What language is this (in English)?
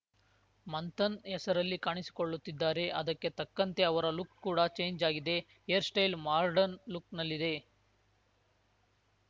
Kannada